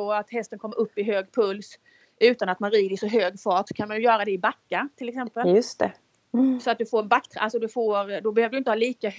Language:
Swedish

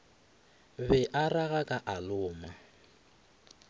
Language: Northern Sotho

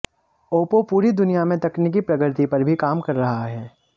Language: Hindi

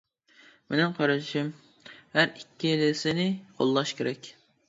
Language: Uyghur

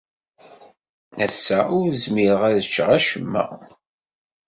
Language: Kabyle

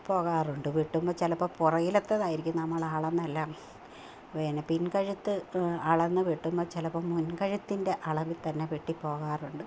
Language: Malayalam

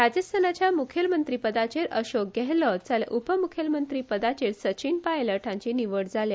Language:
Konkani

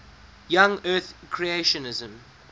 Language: English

